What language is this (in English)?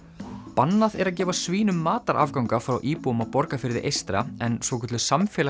Icelandic